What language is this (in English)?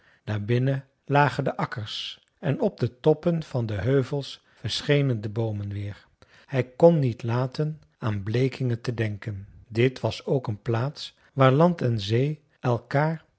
Dutch